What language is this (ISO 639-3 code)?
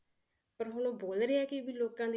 pan